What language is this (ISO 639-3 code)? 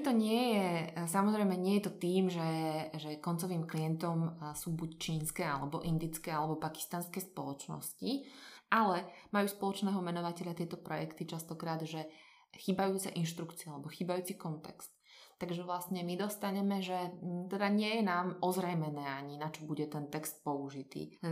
slk